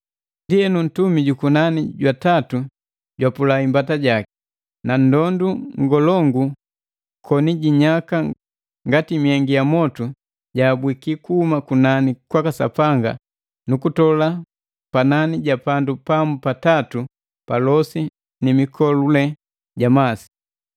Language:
Matengo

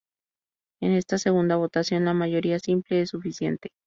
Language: Spanish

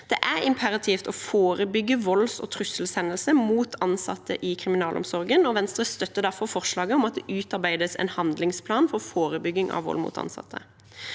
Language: Norwegian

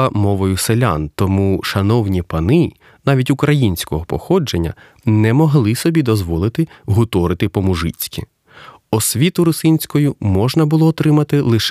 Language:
Ukrainian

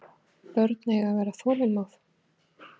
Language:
Icelandic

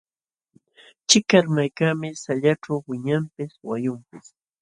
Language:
Jauja Wanca Quechua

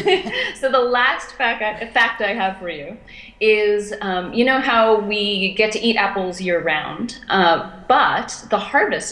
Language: English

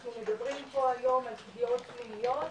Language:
Hebrew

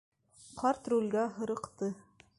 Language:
Bashkir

